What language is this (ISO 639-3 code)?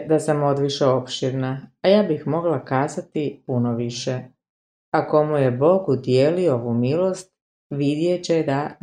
hrv